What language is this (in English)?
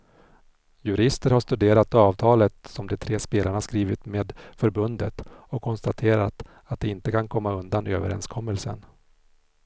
Swedish